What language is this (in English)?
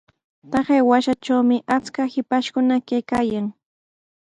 Sihuas Ancash Quechua